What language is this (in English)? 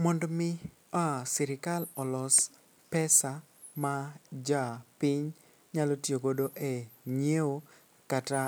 Luo (Kenya and Tanzania)